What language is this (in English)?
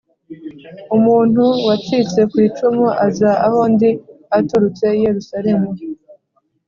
Kinyarwanda